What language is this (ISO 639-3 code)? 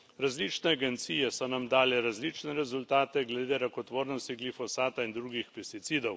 slv